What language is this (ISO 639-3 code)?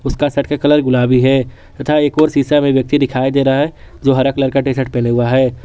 hin